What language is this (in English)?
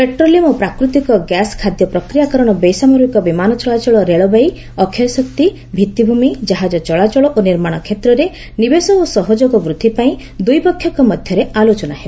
Odia